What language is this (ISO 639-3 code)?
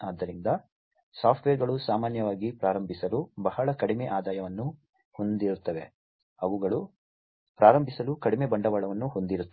kan